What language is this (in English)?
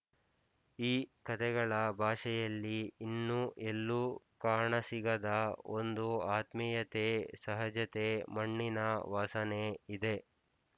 Kannada